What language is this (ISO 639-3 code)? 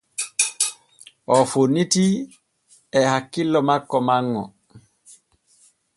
fue